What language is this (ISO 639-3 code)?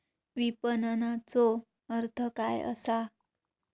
mar